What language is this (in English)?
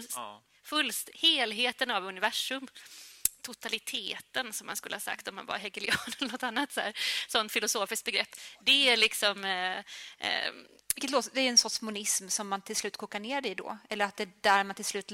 Swedish